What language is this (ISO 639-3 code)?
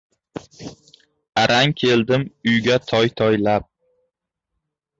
uzb